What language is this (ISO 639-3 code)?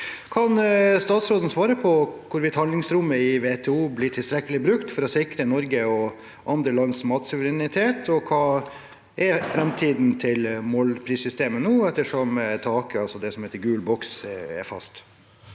nor